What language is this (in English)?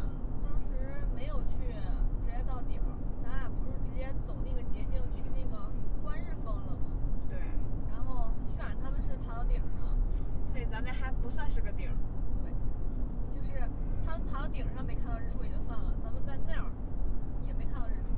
Chinese